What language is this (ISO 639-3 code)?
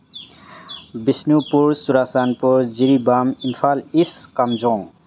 mni